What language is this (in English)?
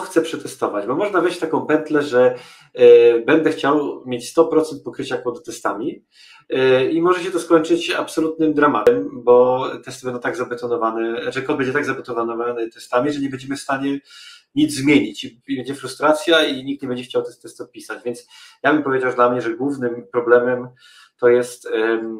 Polish